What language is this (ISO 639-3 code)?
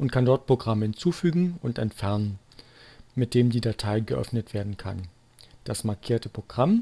deu